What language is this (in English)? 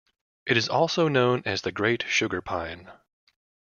English